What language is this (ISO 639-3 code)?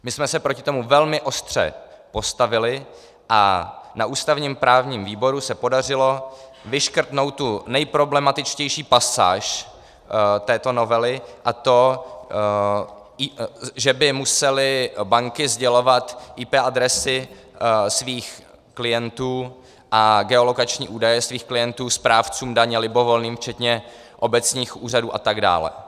ces